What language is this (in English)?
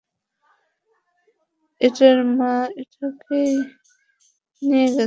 Bangla